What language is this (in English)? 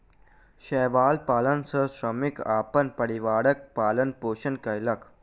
Maithili